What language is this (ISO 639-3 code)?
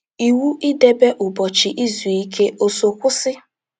ibo